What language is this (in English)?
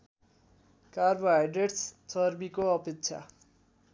Nepali